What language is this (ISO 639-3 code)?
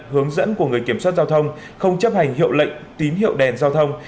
vie